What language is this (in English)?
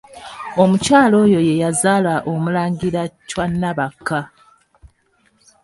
Ganda